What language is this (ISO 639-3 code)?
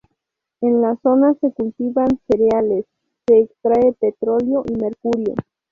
spa